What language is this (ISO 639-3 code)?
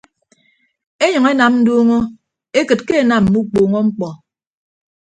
ibb